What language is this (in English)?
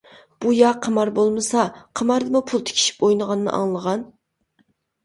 Uyghur